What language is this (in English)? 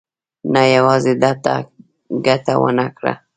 Pashto